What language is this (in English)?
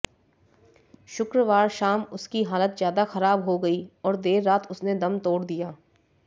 Hindi